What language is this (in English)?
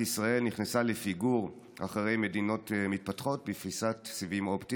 Hebrew